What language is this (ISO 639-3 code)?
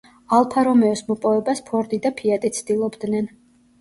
kat